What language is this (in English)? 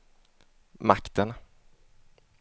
Swedish